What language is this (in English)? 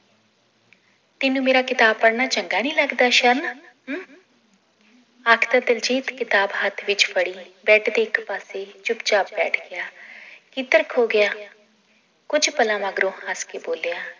Punjabi